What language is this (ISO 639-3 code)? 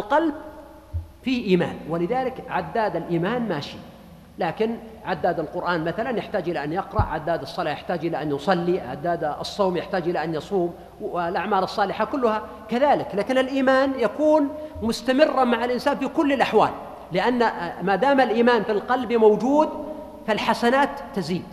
ara